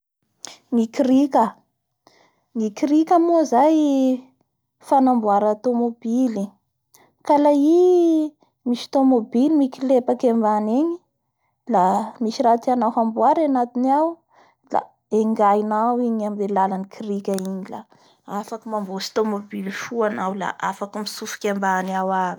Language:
Bara Malagasy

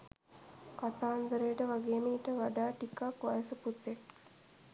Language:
Sinhala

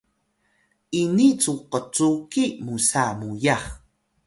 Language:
Atayal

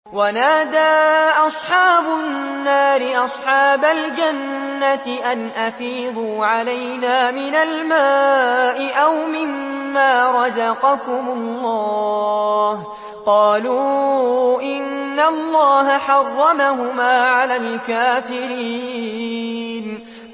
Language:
Arabic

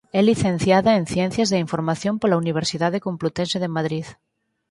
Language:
Galician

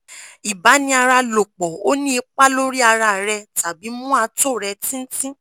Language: Yoruba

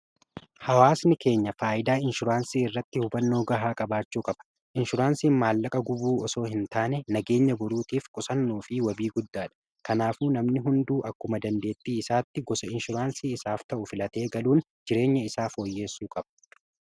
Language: Oromo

